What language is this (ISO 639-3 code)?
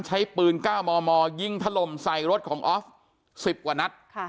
tha